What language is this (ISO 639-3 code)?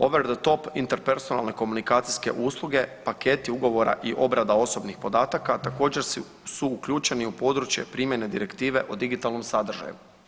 hrv